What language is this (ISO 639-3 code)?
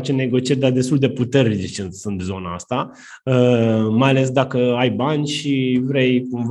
ron